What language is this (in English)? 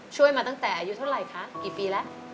Thai